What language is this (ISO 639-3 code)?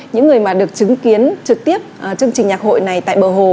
vie